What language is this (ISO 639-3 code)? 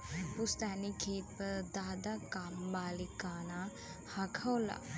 bho